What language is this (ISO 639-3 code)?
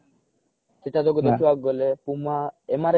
ori